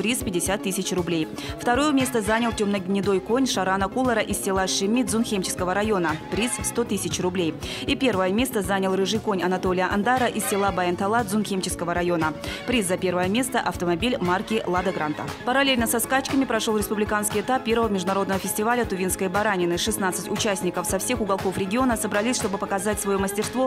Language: Russian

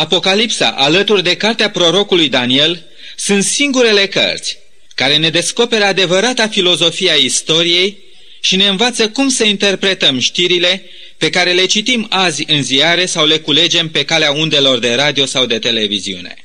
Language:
Romanian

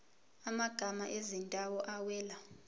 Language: Zulu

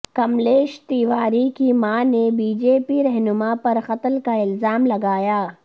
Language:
Urdu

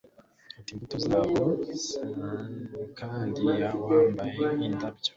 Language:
Kinyarwanda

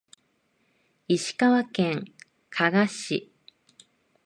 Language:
Japanese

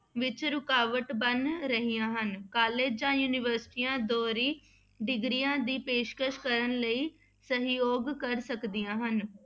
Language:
Punjabi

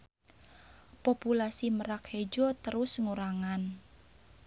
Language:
Sundanese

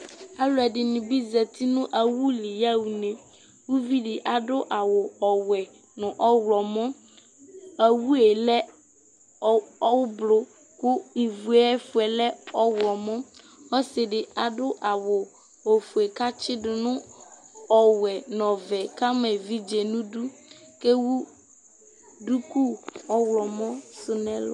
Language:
Ikposo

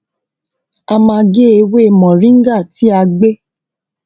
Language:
Yoruba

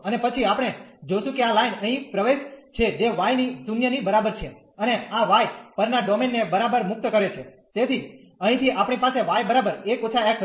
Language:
Gujarati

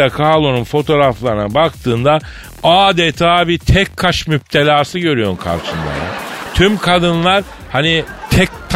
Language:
Turkish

